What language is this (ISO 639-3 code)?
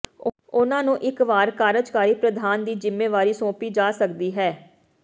pan